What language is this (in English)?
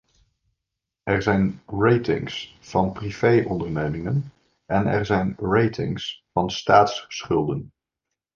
Dutch